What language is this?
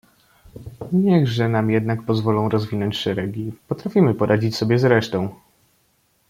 Polish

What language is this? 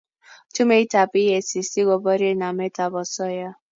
Kalenjin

